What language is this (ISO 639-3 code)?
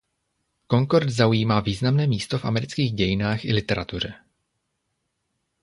ces